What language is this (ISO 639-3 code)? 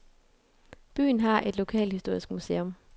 dan